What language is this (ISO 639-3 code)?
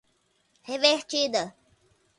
por